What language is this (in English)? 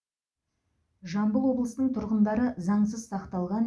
Kazakh